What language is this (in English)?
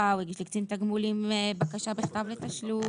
Hebrew